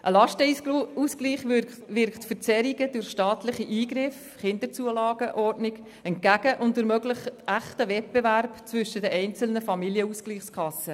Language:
Swiss German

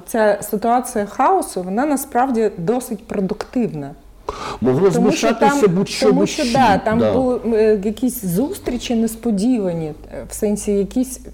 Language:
Ukrainian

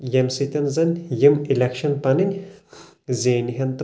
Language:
Kashmiri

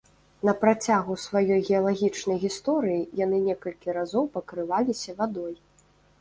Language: Belarusian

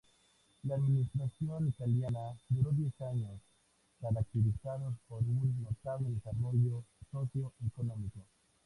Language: Spanish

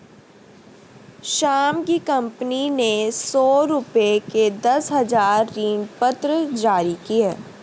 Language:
Hindi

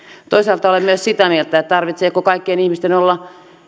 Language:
Finnish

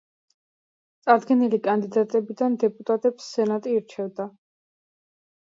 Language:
Georgian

